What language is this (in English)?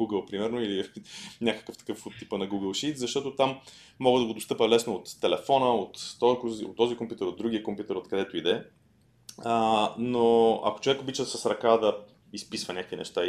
Bulgarian